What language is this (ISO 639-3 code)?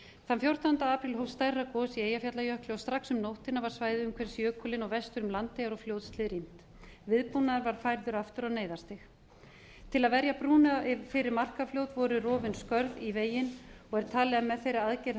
isl